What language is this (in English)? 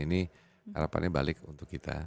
Indonesian